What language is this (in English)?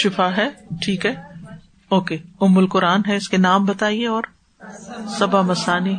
Urdu